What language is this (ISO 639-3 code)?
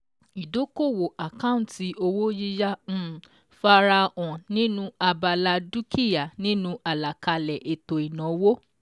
yor